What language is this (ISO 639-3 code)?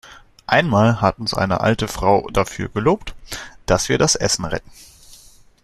deu